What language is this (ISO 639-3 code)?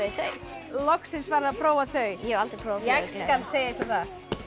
isl